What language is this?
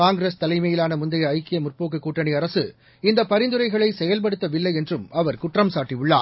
Tamil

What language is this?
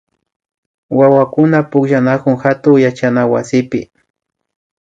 Imbabura Highland Quichua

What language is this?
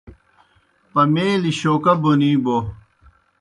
Kohistani Shina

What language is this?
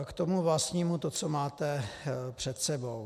Czech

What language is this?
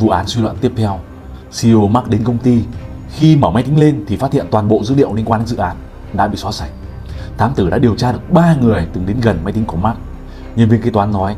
Vietnamese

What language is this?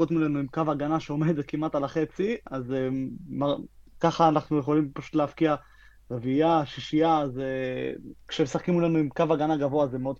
Hebrew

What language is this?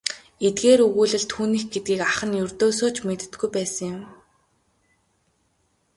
Mongolian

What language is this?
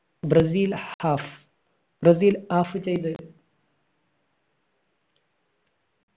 Malayalam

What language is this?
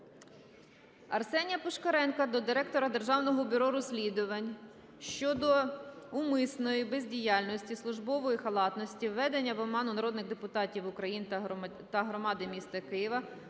Ukrainian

